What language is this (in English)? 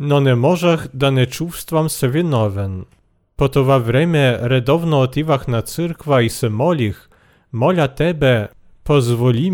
Bulgarian